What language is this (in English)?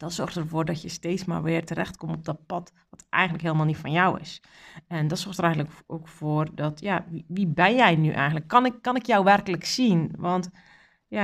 Dutch